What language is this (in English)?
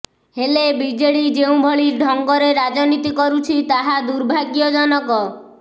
Odia